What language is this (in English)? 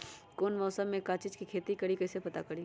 Magahi